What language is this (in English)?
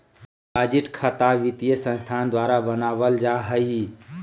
Magahi